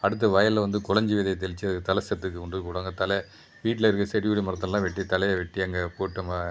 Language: Tamil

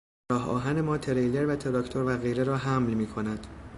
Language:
Persian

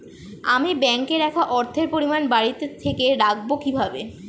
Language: Bangla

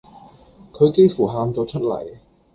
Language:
Cantonese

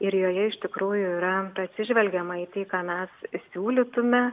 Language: Lithuanian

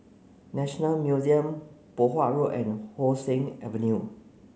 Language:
English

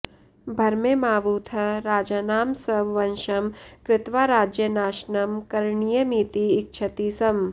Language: Sanskrit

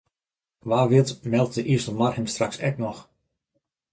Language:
Western Frisian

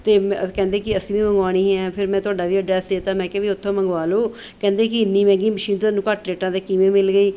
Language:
Punjabi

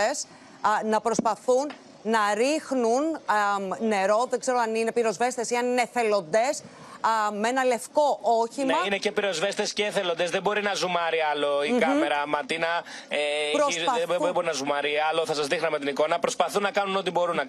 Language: Greek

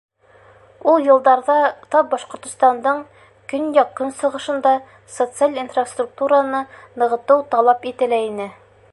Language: Bashkir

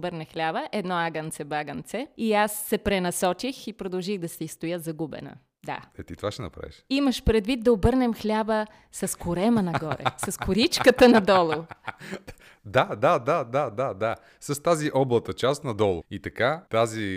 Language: Bulgarian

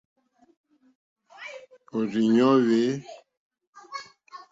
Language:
Mokpwe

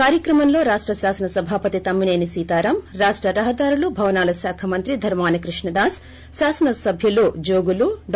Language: Telugu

